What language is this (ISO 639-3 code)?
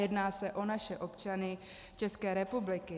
ces